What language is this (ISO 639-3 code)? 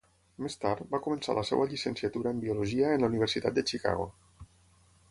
cat